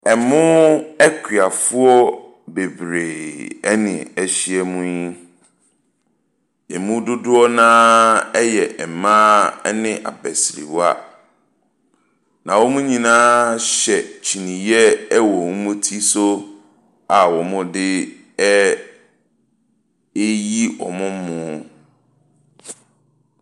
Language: Akan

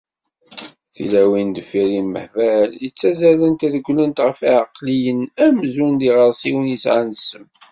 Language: Kabyle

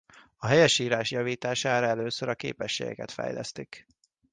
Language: Hungarian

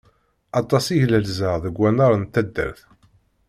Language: Kabyle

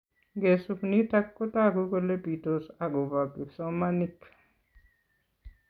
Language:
Kalenjin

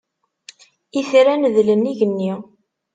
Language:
Kabyle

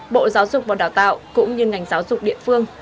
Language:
Vietnamese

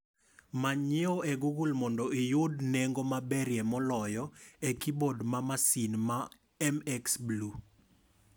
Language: Luo (Kenya and Tanzania)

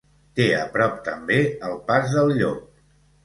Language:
Catalan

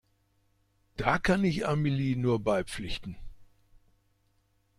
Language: German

